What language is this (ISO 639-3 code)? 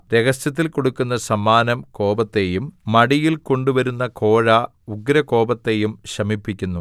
mal